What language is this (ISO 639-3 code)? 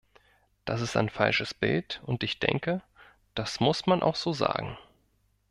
deu